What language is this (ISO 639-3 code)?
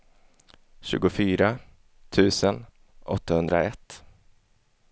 swe